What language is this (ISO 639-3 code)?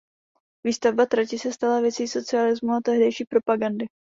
ces